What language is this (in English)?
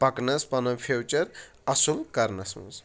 Kashmiri